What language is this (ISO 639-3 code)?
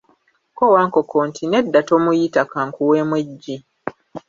lug